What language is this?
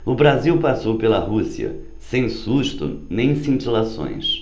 Portuguese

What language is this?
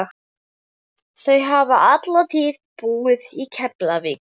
Icelandic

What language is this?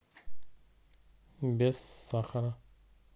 Russian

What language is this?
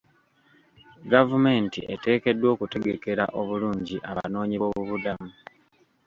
Ganda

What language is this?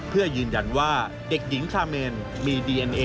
Thai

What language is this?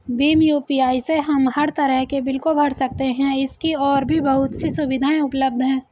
Hindi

